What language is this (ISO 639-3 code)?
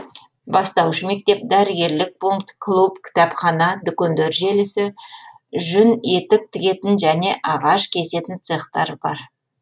kaz